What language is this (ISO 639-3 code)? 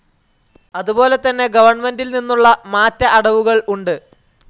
mal